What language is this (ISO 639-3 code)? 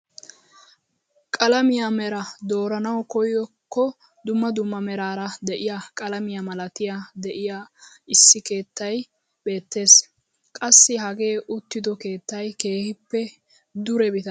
wal